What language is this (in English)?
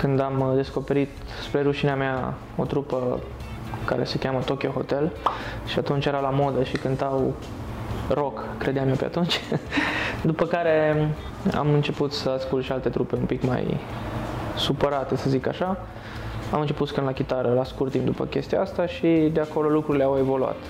Romanian